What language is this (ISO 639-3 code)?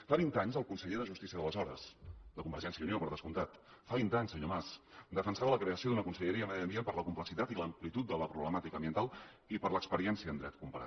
cat